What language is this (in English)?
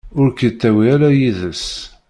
Kabyle